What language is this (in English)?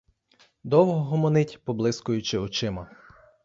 Ukrainian